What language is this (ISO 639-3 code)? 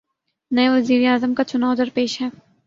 urd